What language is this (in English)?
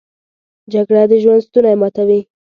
Pashto